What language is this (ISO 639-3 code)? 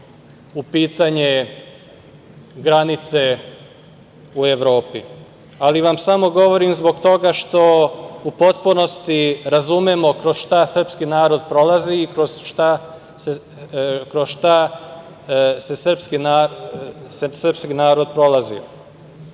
srp